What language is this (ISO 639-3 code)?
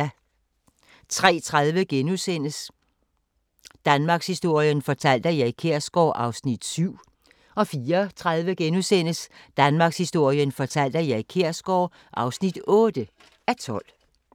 dan